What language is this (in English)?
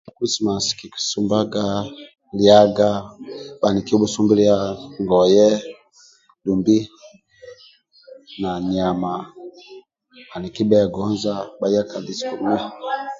Amba (Uganda)